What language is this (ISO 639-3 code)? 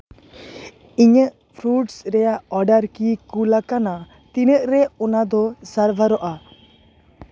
sat